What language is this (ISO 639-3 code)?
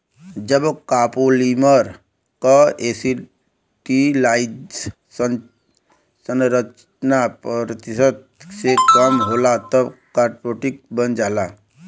bho